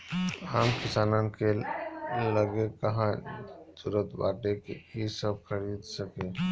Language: Bhojpuri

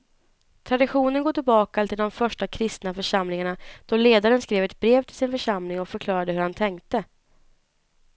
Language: Swedish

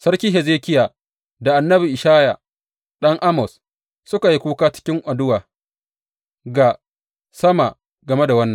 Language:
Hausa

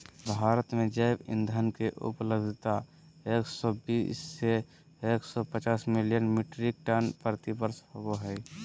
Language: Magahi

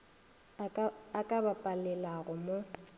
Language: Northern Sotho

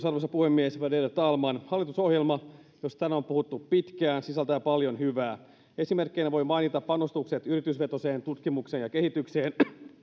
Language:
Finnish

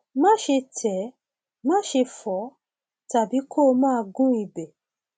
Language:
Yoruba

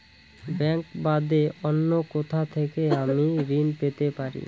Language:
Bangla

